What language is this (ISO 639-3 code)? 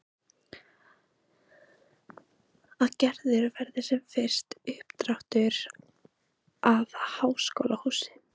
isl